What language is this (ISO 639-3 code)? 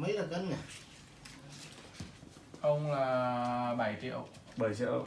vie